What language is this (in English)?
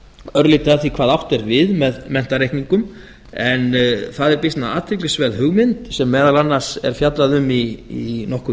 Icelandic